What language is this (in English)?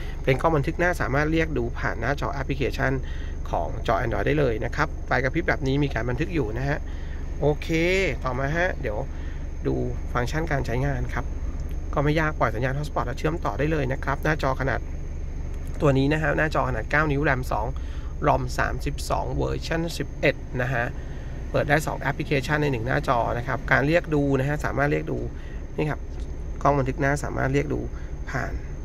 Thai